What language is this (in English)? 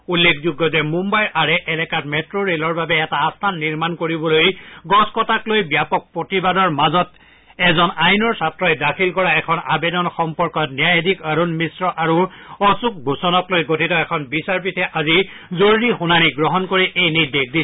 Assamese